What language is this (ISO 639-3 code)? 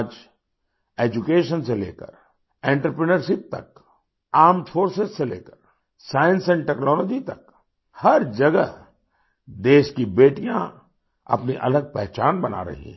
hin